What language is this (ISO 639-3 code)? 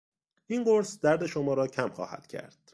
fas